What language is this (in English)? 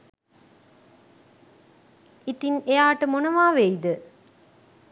Sinhala